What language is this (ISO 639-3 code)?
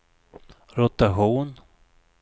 swe